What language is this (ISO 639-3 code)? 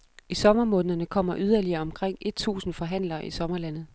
dan